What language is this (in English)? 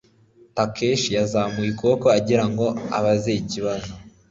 Kinyarwanda